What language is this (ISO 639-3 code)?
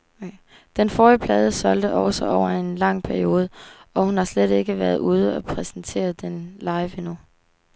dan